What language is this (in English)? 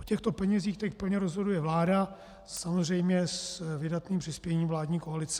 Czech